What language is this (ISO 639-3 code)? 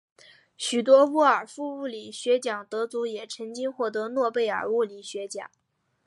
zho